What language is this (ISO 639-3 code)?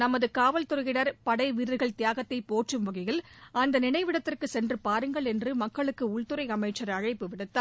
tam